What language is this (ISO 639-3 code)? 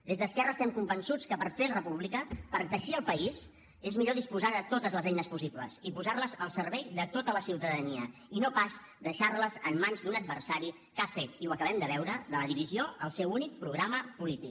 cat